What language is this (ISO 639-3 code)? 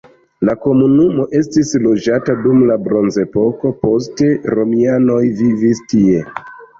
epo